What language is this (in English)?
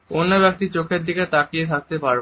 Bangla